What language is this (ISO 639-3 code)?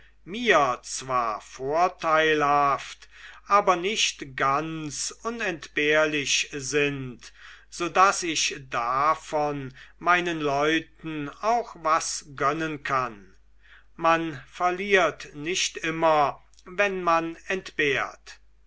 deu